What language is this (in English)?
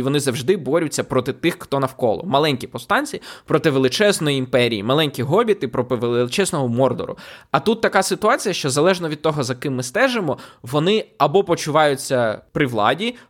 Ukrainian